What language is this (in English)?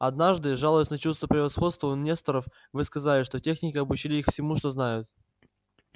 Russian